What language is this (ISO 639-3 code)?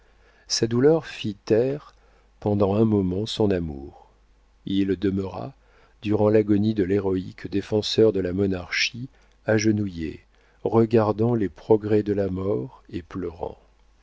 fra